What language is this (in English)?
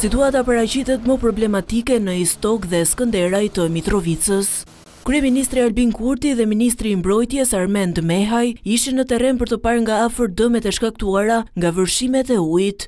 Romanian